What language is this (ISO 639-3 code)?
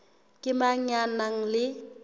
sot